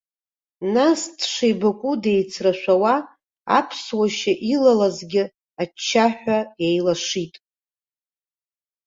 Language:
Abkhazian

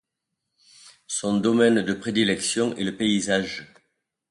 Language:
French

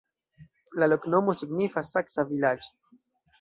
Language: Esperanto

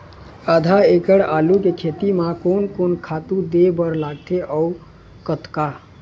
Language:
Chhattisgarhi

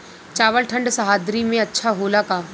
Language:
Bhojpuri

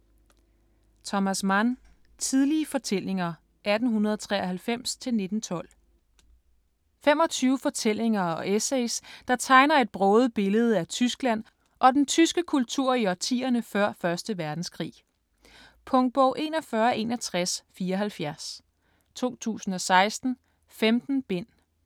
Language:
Danish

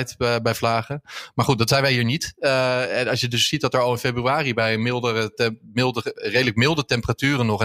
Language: Dutch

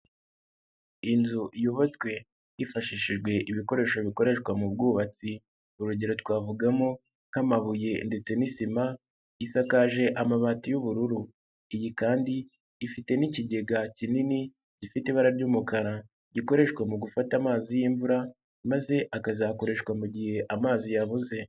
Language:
Kinyarwanda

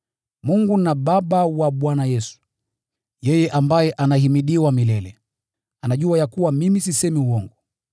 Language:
Swahili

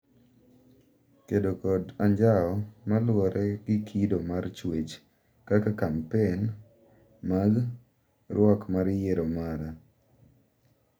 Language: Luo (Kenya and Tanzania)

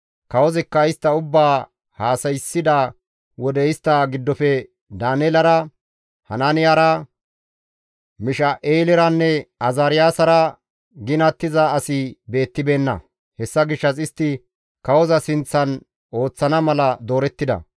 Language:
Gamo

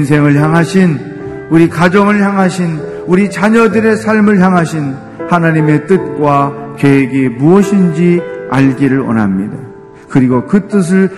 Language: Korean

